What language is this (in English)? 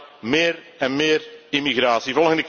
Dutch